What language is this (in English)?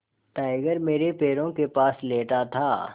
Hindi